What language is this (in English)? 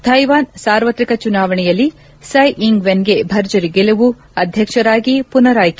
Kannada